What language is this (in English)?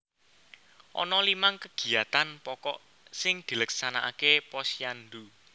Javanese